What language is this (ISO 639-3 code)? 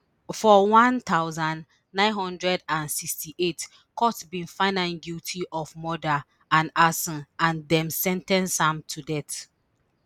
pcm